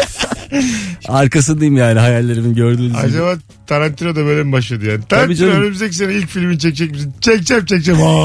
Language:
Turkish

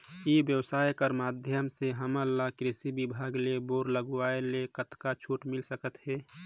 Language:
Chhattisgarhi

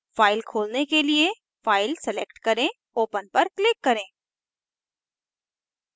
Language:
Hindi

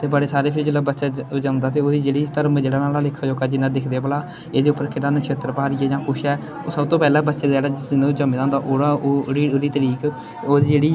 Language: Dogri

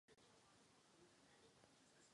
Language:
Czech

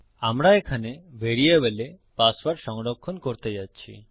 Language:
Bangla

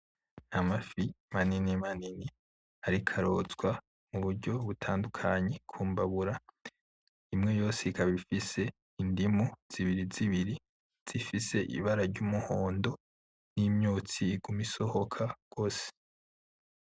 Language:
Rundi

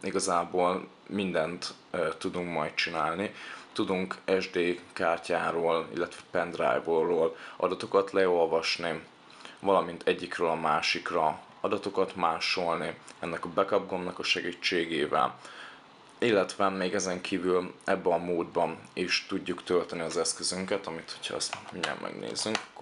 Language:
Hungarian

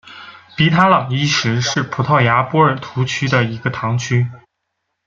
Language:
Chinese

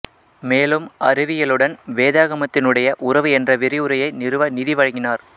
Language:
Tamil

